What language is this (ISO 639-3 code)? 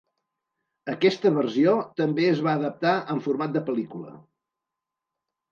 cat